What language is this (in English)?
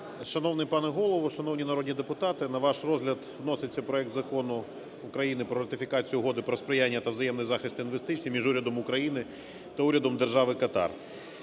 Ukrainian